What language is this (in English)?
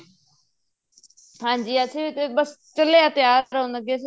Punjabi